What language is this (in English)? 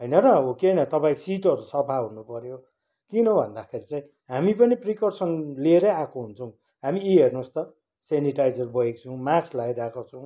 Nepali